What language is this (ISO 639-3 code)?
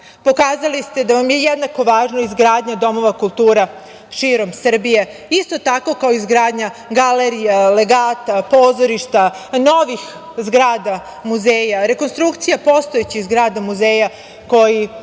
srp